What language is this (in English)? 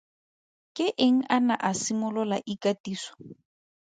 Tswana